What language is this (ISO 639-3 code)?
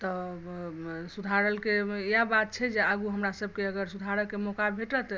mai